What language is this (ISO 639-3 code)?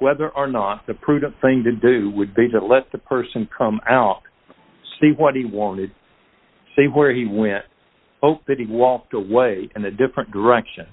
eng